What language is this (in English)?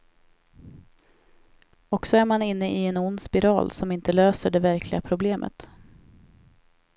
Swedish